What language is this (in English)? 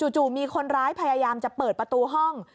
Thai